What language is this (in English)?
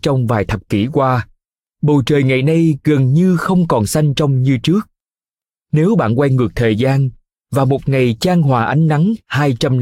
Vietnamese